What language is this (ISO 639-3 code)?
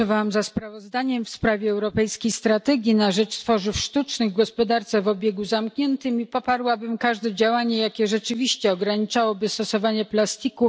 pol